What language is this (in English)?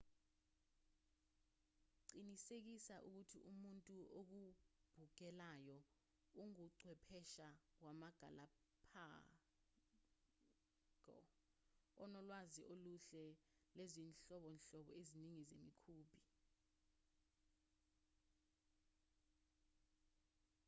Zulu